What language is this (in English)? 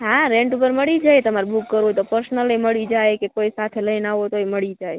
Gujarati